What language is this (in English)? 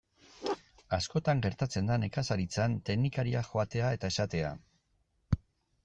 Basque